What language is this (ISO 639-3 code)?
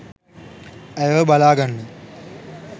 sin